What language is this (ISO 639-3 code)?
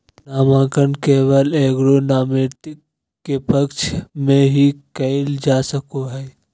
mag